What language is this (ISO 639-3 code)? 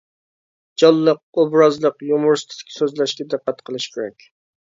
uig